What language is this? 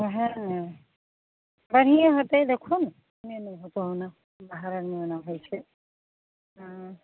Maithili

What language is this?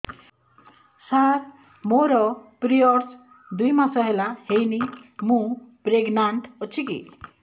Odia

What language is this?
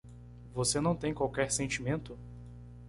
Portuguese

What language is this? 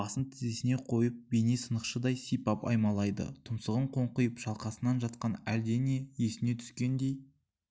Kazakh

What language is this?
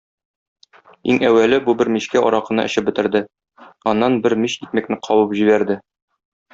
Tatar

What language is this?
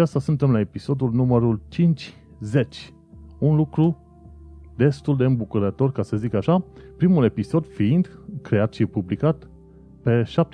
Romanian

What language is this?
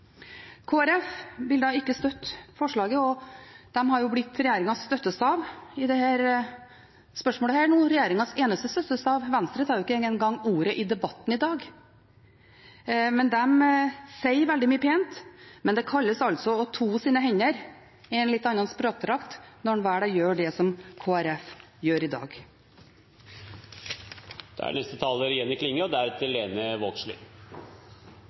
Norwegian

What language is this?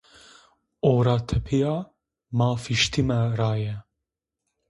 Zaza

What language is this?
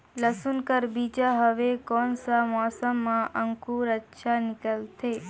Chhattisgarhi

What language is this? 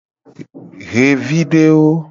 Gen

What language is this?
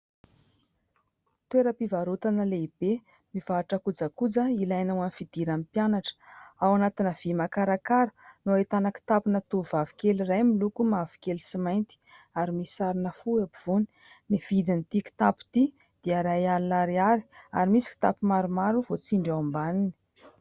Malagasy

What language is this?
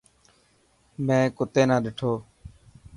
Dhatki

